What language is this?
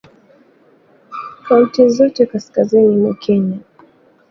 Swahili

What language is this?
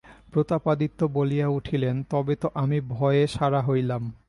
Bangla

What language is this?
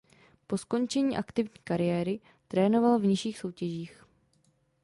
Czech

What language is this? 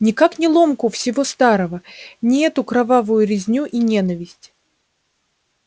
Russian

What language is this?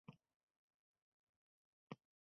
Uzbek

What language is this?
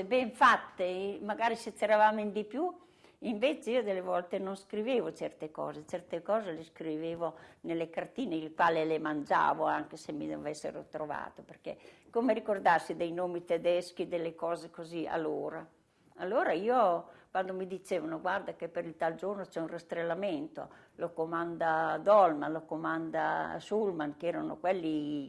Italian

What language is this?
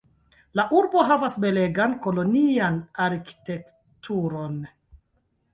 Esperanto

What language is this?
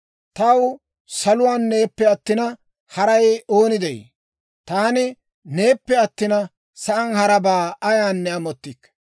Dawro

